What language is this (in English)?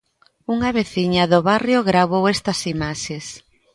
Galician